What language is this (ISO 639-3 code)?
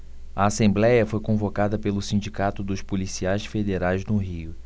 por